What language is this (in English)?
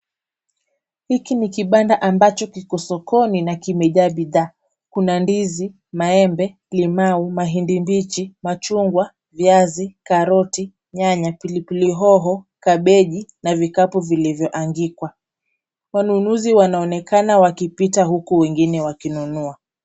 Swahili